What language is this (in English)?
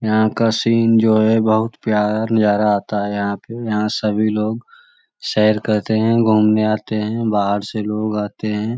Magahi